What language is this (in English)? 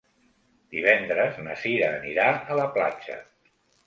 Catalan